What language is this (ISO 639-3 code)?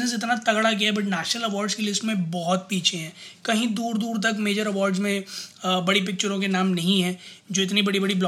hin